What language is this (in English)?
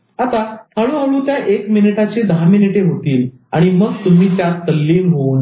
Marathi